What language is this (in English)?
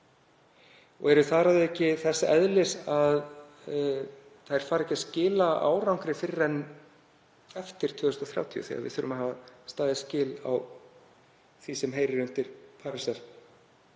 Icelandic